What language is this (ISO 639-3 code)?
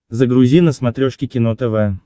rus